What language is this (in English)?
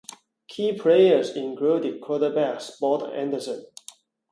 English